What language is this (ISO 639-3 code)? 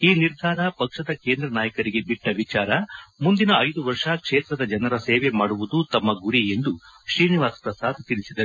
kan